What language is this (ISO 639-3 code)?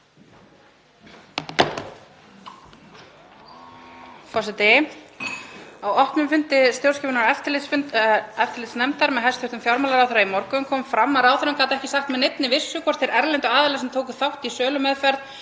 isl